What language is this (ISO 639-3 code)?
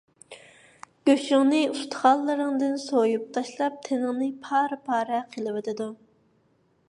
uig